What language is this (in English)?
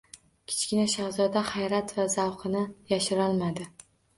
Uzbek